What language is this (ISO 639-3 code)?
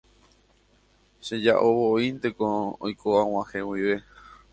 grn